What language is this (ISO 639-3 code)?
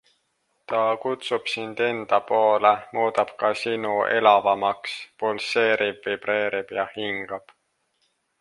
est